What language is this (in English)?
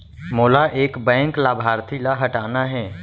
Chhattisgarhi